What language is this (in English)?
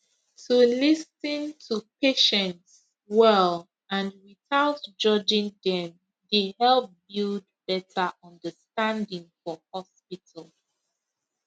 Nigerian Pidgin